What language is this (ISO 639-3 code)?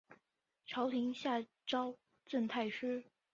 zho